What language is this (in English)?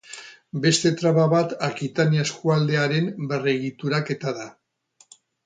Basque